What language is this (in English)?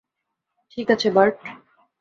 Bangla